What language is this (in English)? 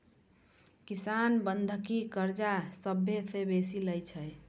Maithili